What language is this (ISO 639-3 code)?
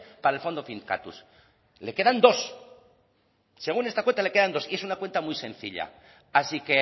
spa